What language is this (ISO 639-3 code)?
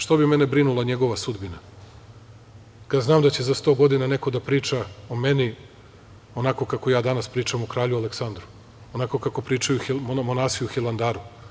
srp